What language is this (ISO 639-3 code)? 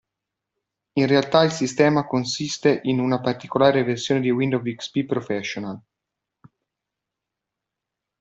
ita